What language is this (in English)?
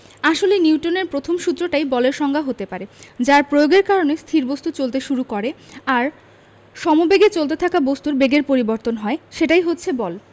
Bangla